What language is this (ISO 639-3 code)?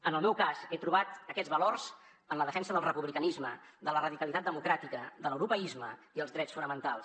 cat